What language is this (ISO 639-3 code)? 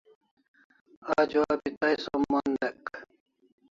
kls